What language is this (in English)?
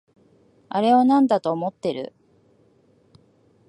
Japanese